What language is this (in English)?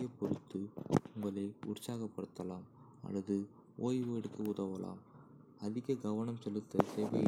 Kota (India)